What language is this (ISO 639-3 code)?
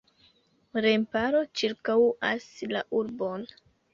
epo